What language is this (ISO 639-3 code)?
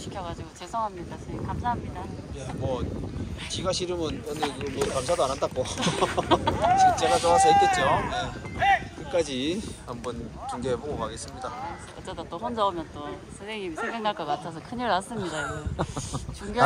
kor